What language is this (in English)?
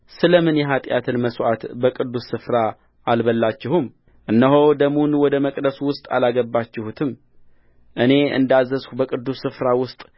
Amharic